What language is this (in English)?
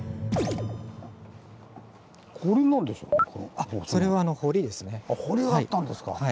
Japanese